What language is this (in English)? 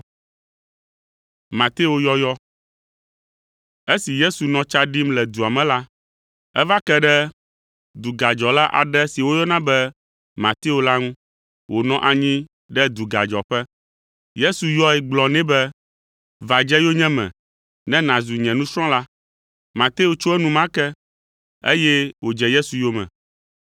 Ewe